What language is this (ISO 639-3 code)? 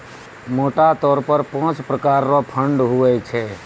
mai